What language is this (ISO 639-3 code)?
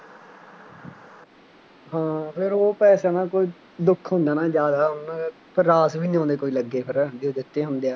pan